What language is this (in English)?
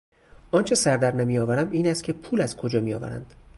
Persian